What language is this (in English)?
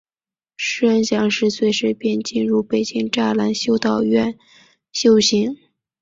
Chinese